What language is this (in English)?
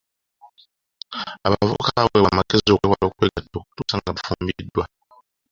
Ganda